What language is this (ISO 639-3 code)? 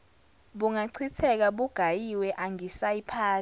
zul